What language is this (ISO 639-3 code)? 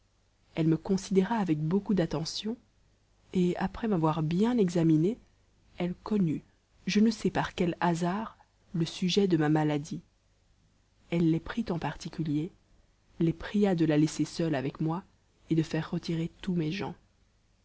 fra